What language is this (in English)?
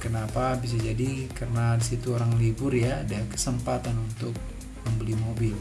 Indonesian